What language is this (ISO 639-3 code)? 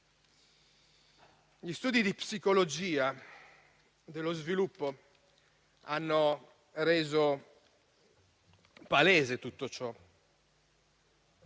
ita